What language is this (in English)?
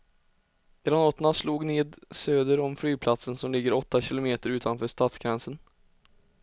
Swedish